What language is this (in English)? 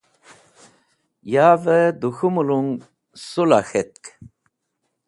Wakhi